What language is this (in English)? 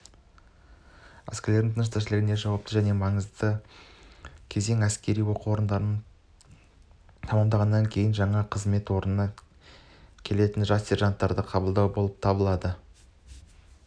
Kazakh